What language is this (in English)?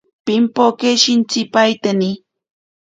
Ashéninka Perené